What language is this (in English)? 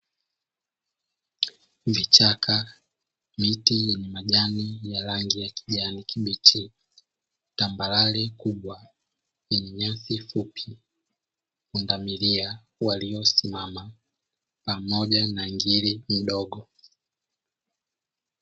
Swahili